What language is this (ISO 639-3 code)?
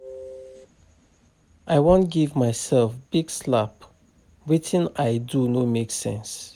pcm